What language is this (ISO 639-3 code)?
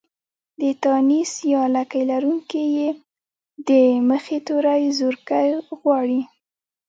pus